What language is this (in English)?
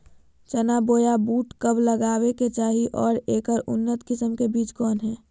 Magahi